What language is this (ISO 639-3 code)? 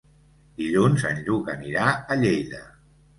cat